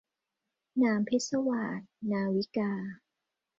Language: Thai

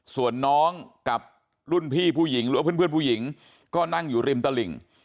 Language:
Thai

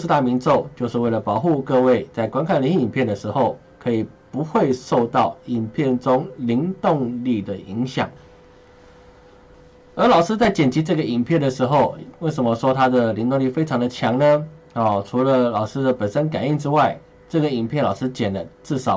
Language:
Chinese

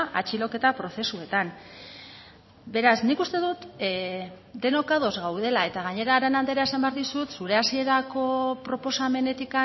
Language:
Basque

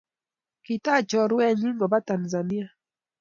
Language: Kalenjin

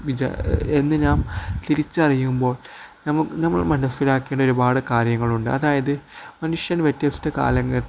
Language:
Malayalam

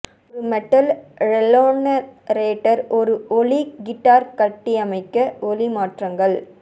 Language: Tamil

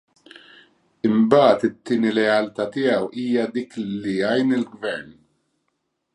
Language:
Maltese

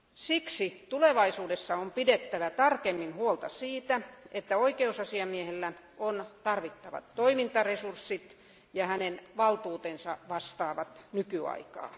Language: Finnish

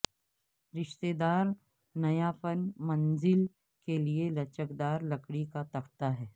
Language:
Urdu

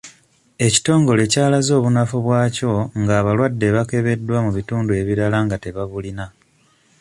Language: Ganda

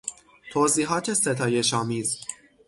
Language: Persian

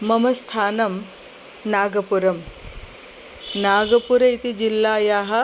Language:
Sanskrit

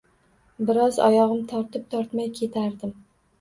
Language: Uzbek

